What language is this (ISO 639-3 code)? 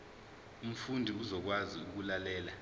zul